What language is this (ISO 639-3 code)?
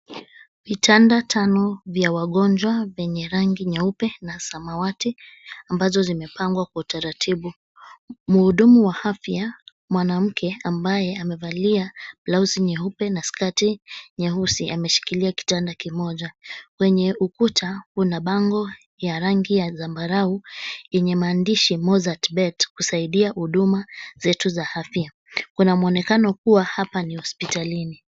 swa